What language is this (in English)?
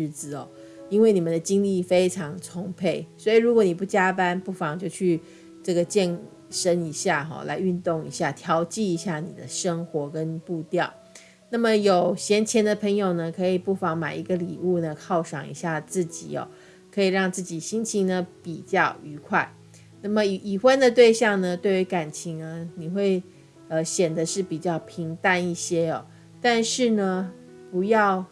Chinese